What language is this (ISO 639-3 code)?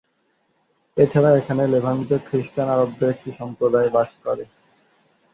ben